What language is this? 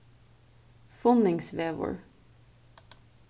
Faroese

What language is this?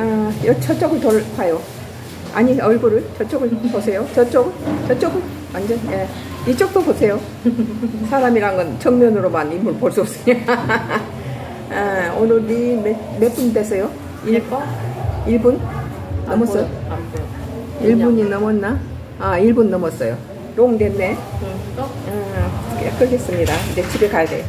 Korean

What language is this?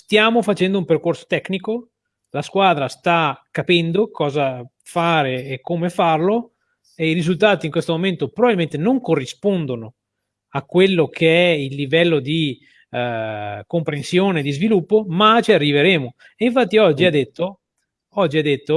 Italian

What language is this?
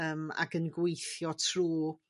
Welsh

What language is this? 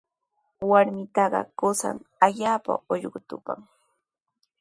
Sihuas Ancash Quechua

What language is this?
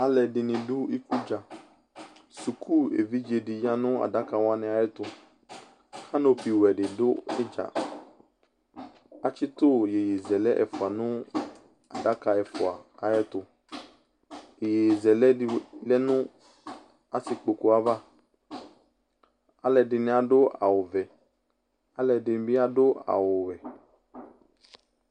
Ikposo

